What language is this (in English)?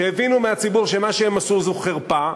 Hebrew